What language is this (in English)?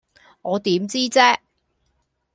Cantonese